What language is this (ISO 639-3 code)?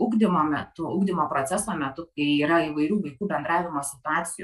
lit